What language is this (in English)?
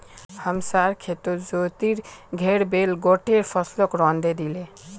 Magahi